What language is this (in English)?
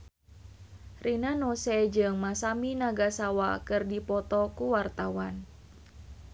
Sundanese